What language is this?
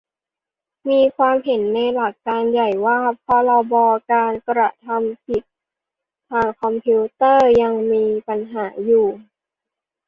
Thai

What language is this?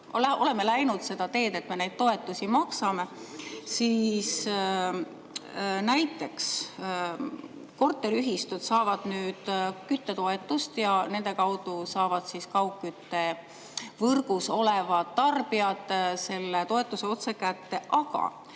Estonian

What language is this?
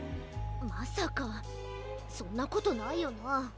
Japanese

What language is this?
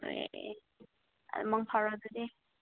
Manipuri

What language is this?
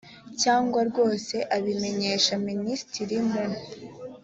Kinyarwanda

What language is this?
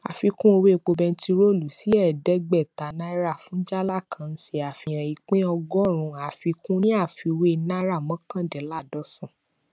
Yoruba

